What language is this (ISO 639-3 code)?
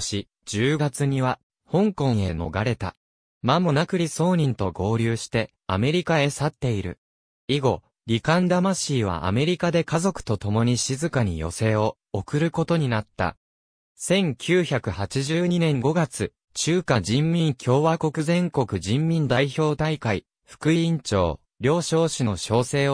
jpn